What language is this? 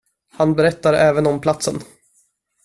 Swedish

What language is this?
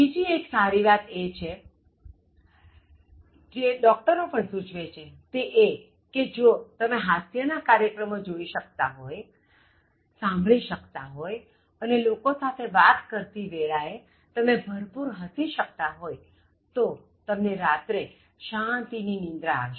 Gujarati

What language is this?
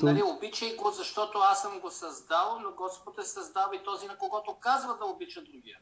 Bulgarian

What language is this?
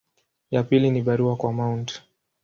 Swahili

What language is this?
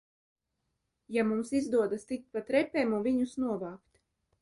Latvian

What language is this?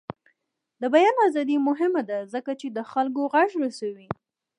Pashto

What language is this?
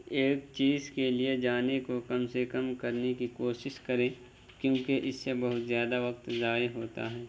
Urdu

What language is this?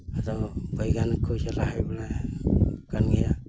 Santali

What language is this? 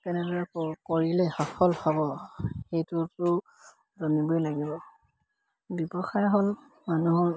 Assamese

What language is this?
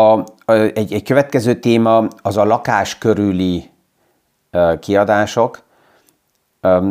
Hungarian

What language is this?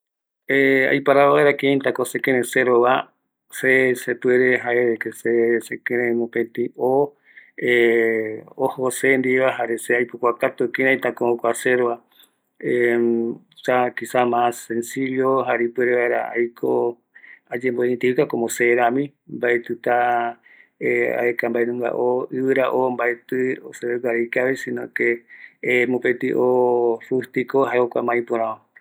Eastern Bolivian Guaraní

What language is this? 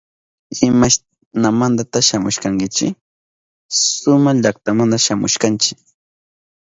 Southern Pastaza Quechua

